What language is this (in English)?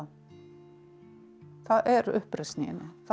Icelandic